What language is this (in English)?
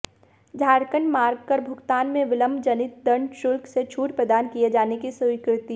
Hindi